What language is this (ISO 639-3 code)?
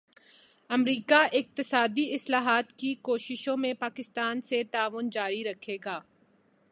urd